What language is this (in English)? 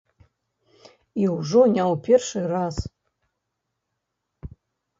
Belarusian